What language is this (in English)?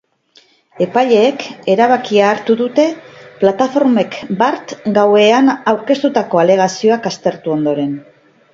Basque